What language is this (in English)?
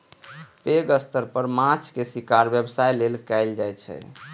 Maithili